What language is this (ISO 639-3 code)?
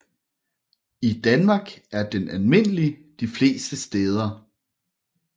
dan